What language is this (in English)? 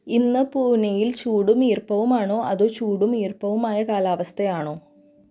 Malayalam